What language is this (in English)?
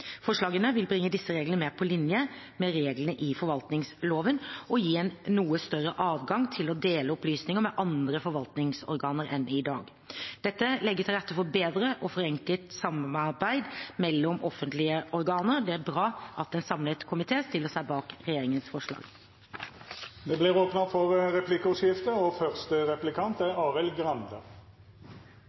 Norwegian